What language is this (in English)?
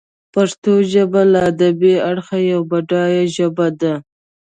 Pashto